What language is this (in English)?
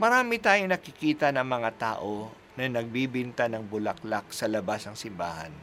Filipino